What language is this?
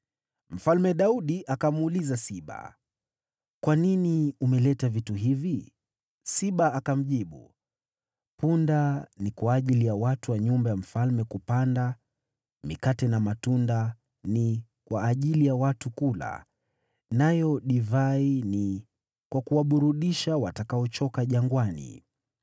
Swahili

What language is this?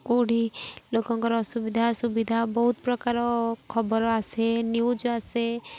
Odia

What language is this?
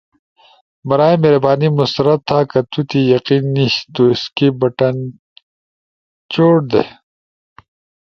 Ushojo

